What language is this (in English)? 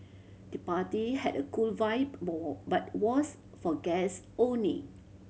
English